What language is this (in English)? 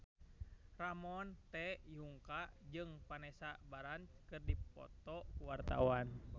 Sundanese